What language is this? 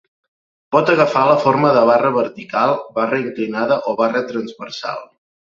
Catalan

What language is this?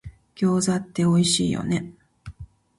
Japanese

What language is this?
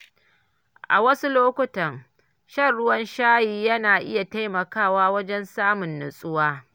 Hausa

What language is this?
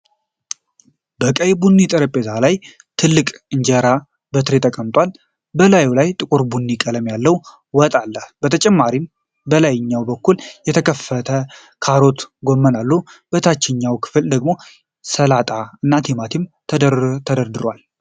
Amharic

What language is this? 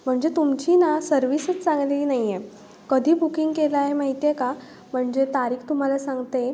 Marathi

